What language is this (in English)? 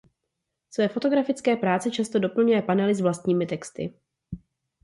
Czech